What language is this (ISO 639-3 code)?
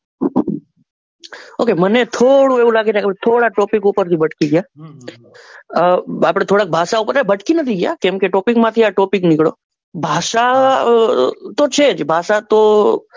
guj